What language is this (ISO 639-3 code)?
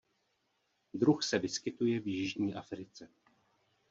ces